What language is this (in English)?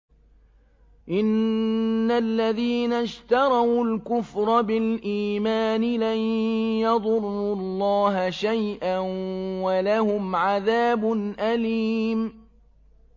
Arabic